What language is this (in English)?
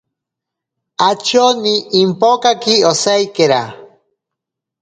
Ashéninka Perené